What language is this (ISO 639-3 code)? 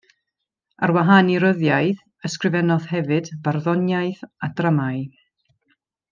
cym